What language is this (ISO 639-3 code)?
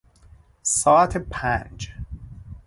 fas